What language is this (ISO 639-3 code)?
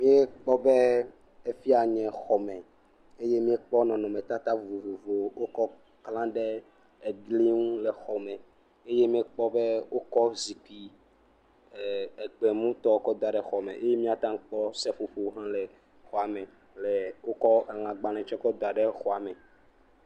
ewe